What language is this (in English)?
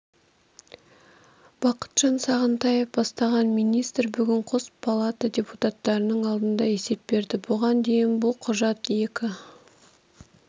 Kazakh